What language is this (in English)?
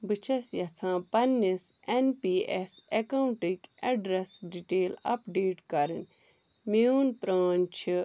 Kashmiri